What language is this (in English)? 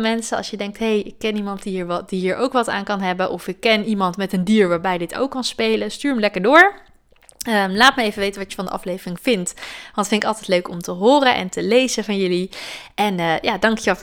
Dutch